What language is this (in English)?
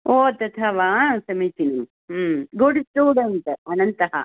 Sanskrit